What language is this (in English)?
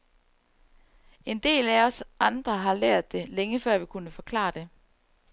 Danish